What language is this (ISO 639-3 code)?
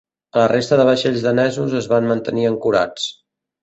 cat